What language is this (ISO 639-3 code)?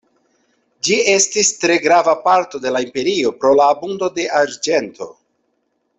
epo